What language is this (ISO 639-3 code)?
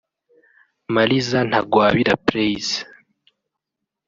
kin